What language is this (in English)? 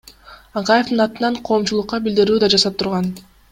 Kyrgyz